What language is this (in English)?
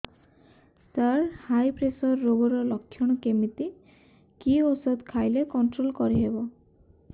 Odia